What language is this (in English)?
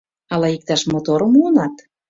Mari